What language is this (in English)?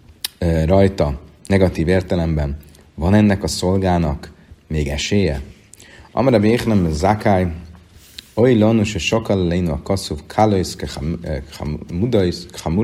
Hungarian